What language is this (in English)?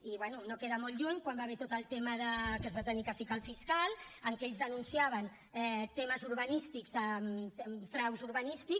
Catalan